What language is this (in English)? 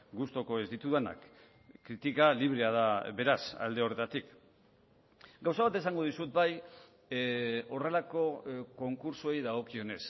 Basque